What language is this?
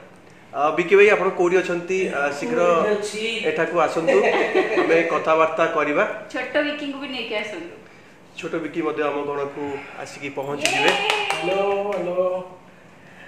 Hindi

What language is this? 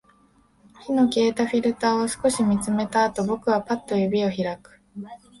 Japanese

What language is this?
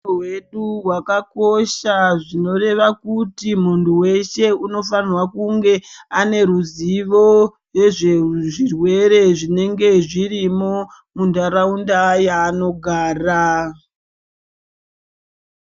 Ndau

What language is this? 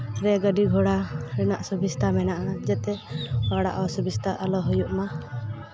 Santali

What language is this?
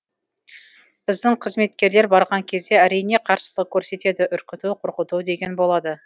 Kazakh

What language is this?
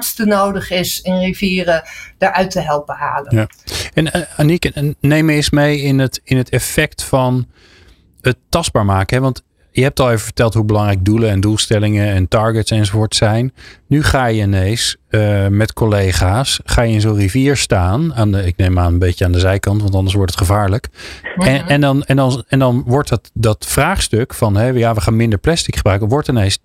Dutch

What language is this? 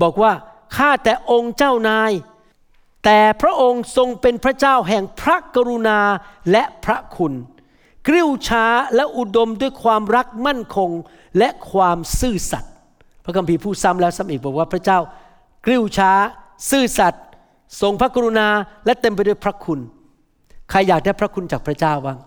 Thai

